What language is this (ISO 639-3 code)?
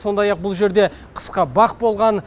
kaz